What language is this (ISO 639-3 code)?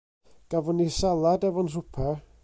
cym